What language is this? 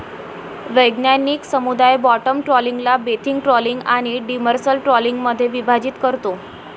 Marathi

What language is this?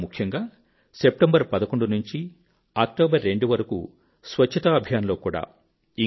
Telugu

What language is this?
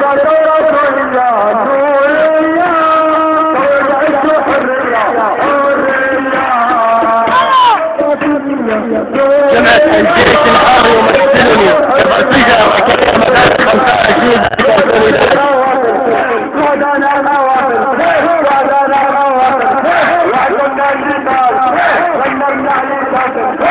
Arabic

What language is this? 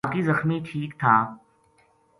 Gujari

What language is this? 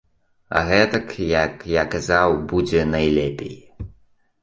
Belarusian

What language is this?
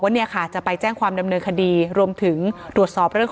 Thai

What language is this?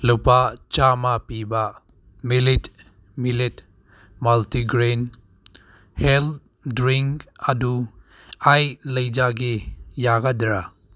Manipuri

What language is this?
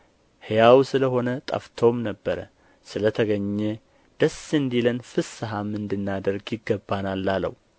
Amharic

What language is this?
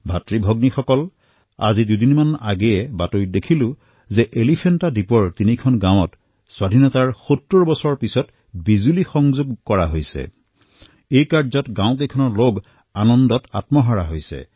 Assamese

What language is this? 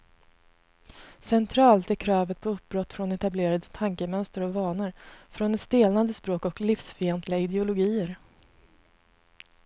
Swedish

